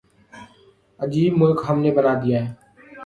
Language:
Urdu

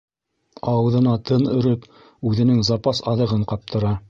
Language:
Bashkir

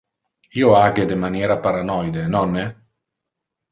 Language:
Interlingua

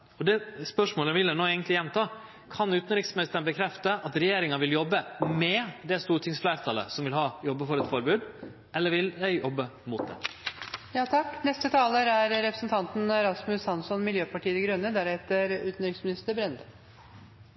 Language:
Norwegian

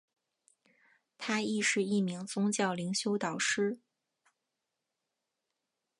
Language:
Chinese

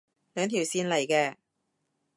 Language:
Cantonese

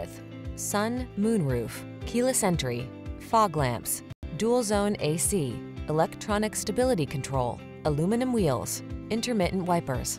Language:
English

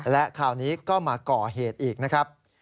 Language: Thai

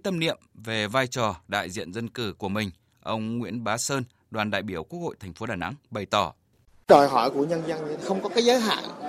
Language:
Vietnamese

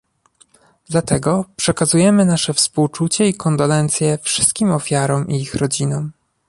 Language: Polish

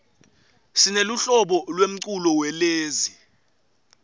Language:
Swati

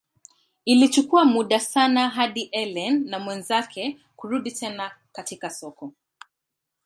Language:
Swahili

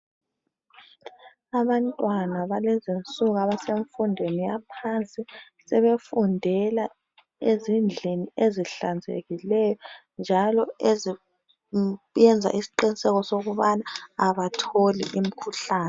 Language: North Ndebele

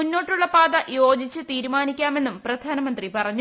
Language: Malayalam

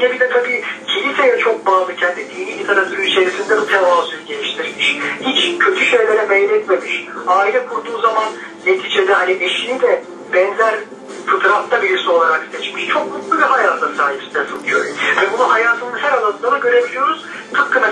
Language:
Turkish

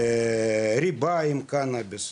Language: Hebrew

